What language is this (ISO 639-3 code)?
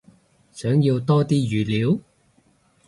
yue